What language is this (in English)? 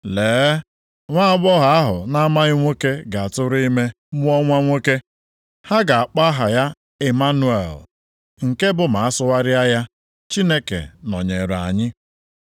Igbo